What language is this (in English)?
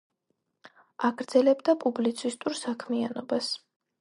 Georgian